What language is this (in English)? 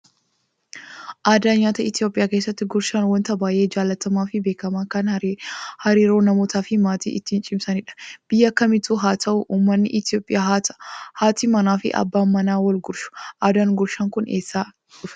Oromo